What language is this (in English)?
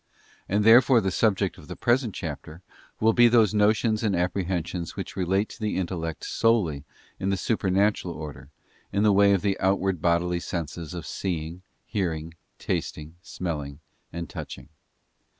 English